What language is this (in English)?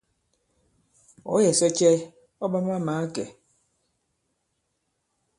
Bankon